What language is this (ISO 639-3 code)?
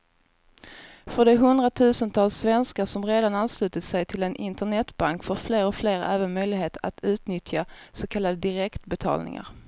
swe